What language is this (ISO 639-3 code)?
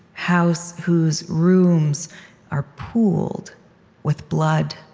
eng